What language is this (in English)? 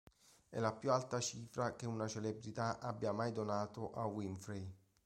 Italian